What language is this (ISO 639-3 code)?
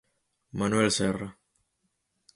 glg